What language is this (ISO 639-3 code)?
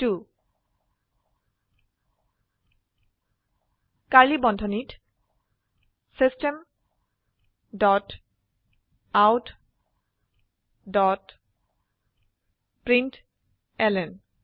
asm